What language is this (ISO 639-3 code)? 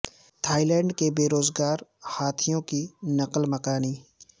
urd